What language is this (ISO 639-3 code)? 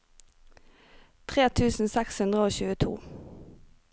nor